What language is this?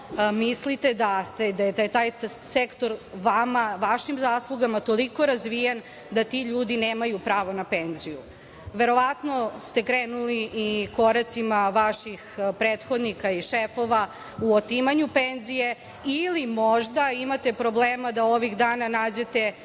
Serbian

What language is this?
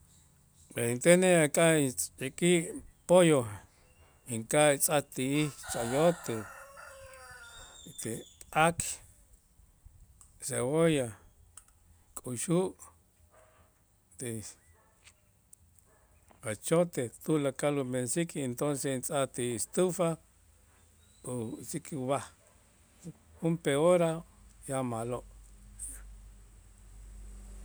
Itzá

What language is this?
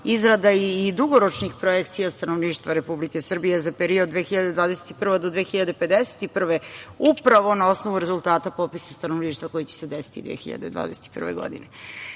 Serbian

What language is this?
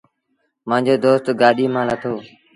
Sindhi Bhil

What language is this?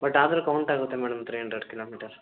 Kannada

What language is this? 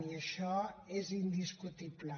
Catalan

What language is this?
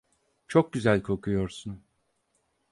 Turkish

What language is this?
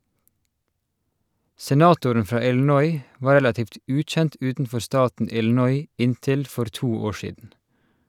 Norwegian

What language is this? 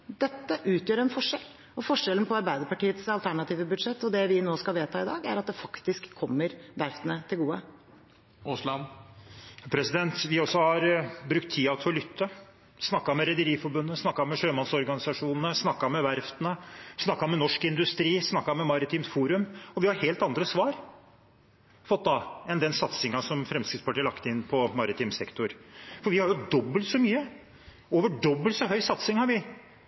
Norwegian Bokmål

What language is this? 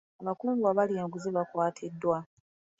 Ganda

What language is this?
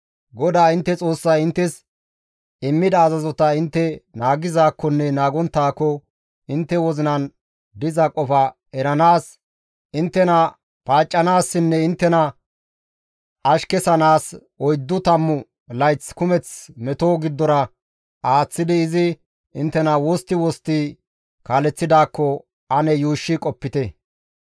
Gamo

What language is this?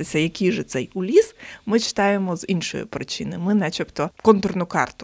Ukrainian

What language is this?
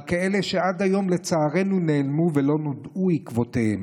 Hebrew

